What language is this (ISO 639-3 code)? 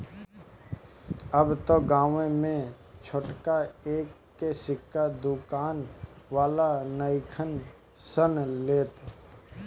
bho